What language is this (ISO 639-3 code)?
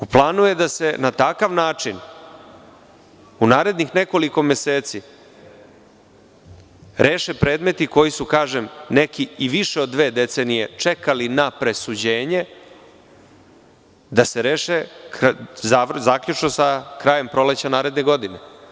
srp